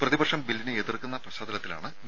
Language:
Malayalam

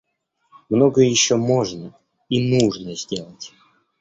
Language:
Russian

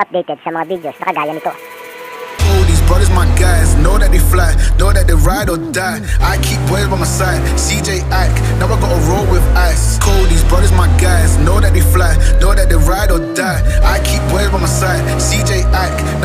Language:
English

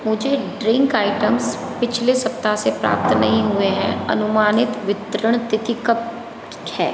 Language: Hindi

